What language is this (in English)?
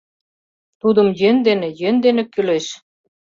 Mari